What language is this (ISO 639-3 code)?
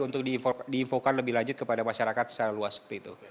ind